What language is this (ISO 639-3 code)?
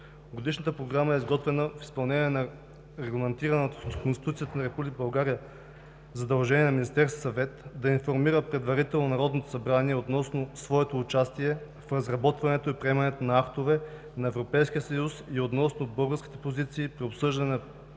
bul